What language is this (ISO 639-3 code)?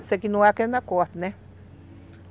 por